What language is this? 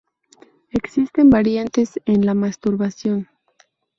Spanish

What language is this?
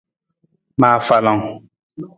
Nawdm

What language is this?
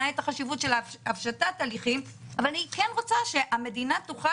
Hebrew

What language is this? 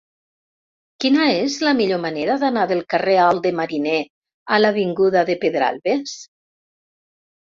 Catalan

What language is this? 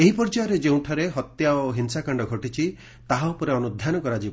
Odia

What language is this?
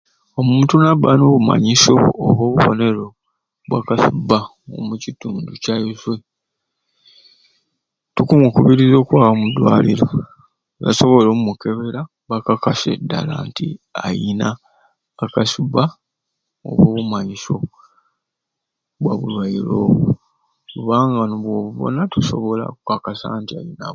Ruuli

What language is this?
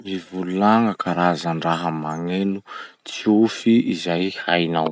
Masikoro Malagasy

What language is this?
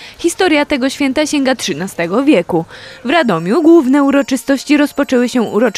Polish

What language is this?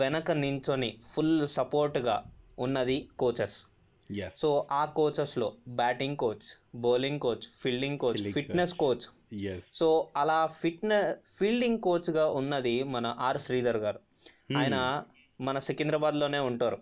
Telugu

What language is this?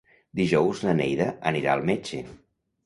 Catalan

